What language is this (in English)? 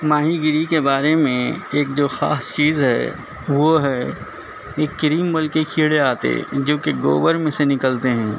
Urdu